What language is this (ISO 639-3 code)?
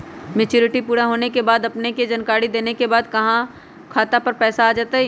mag